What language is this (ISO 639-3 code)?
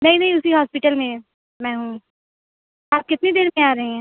urd